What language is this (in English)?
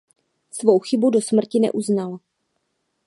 Czech